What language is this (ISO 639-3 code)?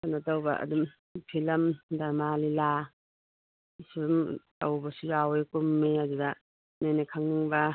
mni